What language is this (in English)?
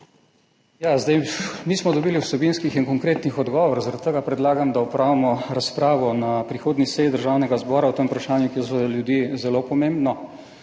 Slovenian